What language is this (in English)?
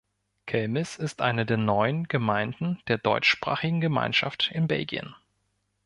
German